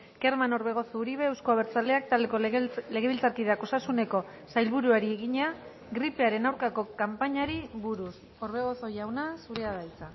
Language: Basque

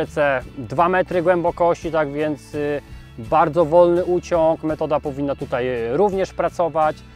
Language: Polish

